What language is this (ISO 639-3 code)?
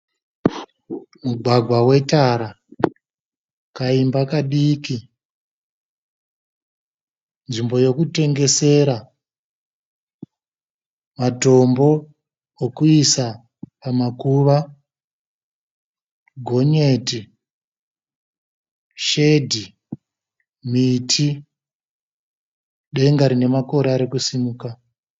sna